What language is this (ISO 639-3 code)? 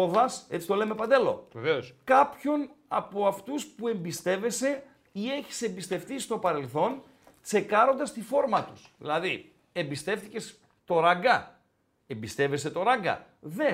ell